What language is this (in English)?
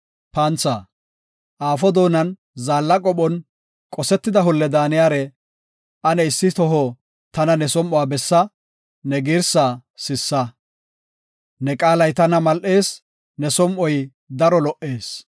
Gofa